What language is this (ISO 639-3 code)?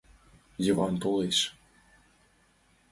chm